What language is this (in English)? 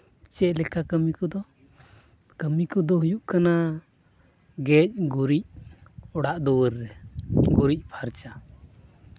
Santali